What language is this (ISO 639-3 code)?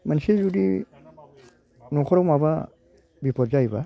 brx